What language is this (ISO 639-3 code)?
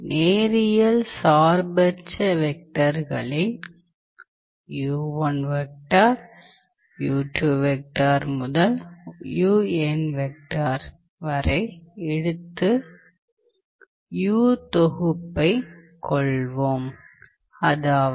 tam